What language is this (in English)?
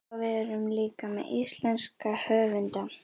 Icelandic